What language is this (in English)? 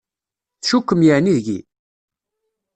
Kabyle